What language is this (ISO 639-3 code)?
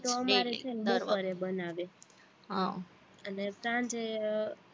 guj